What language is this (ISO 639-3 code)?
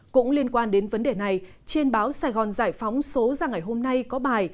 vie